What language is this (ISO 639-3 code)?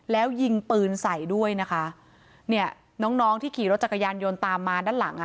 tha